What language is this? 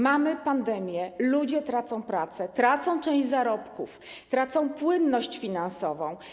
Polish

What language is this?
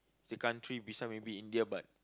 English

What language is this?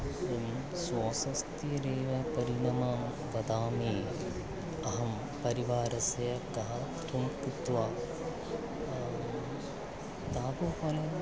Sanskrit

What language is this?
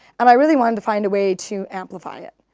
English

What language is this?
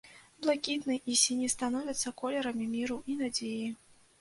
Belarusian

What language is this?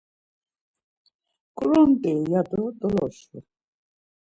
Laz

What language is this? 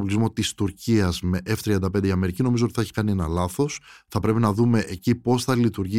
Greek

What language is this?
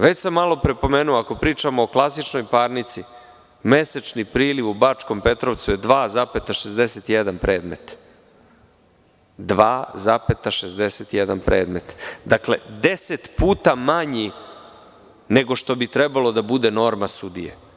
Serbian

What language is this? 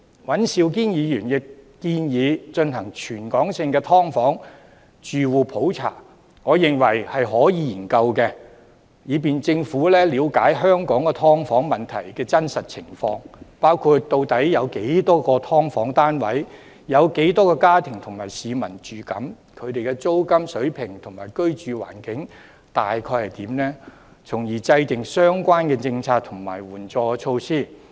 Cantonese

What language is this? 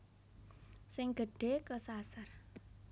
Javanese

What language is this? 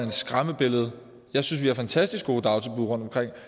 Danish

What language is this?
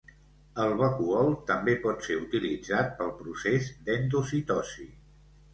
Catalan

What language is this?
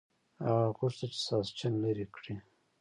Pashto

